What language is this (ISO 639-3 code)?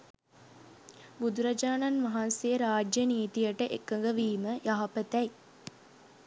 sin